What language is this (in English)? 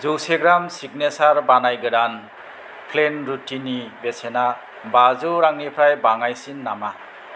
Bodo